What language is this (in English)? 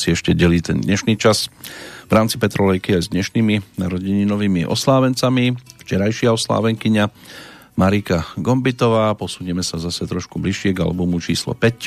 Slovak